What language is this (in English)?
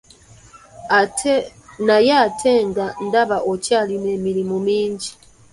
Ganda